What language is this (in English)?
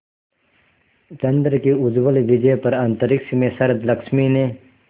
Hindi